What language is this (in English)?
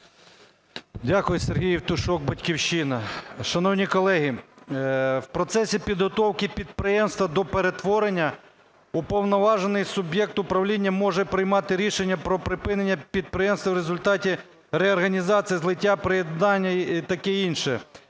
Ukrainian